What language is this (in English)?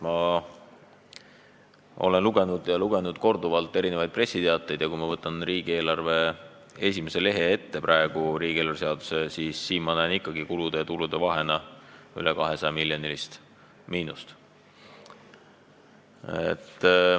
Estonian